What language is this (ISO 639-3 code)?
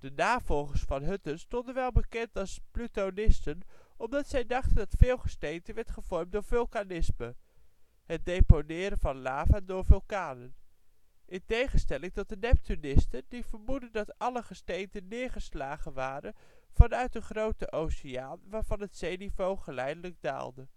nld